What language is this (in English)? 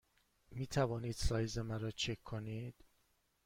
Persian